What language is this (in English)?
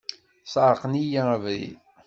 Kabyle